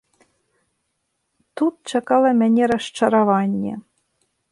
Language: Belarusian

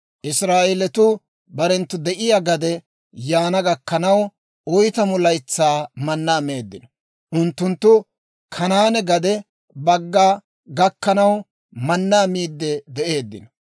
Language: Dawro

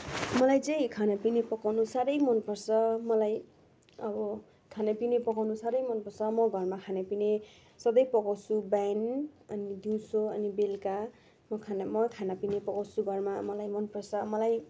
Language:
Nepali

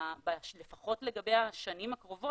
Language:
Hebrew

